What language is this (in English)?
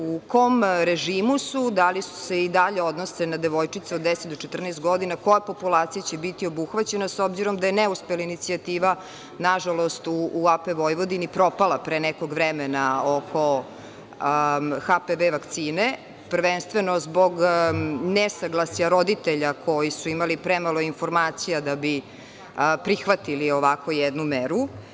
Serbian